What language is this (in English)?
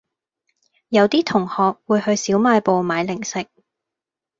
Cantonese